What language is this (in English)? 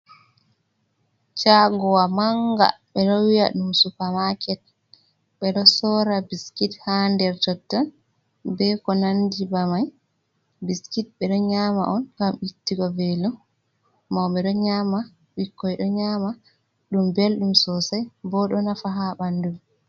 Fula